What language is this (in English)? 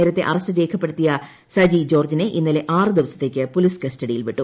Malayalam